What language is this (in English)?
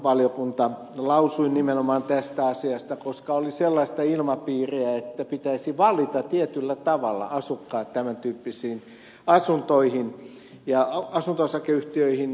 Finnish